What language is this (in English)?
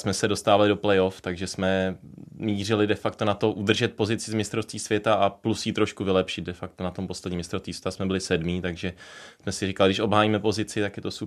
Czech